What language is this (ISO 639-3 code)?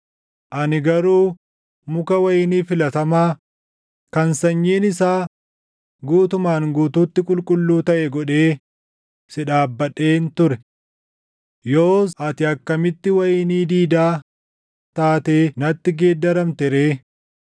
orm